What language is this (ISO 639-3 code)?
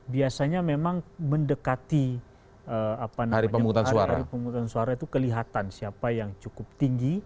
ind